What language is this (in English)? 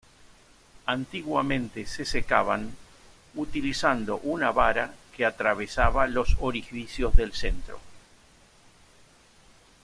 Spanish